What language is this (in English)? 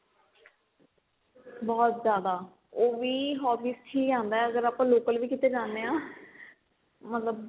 Punjabi